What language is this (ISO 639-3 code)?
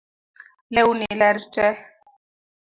luo